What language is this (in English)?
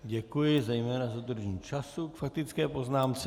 Czech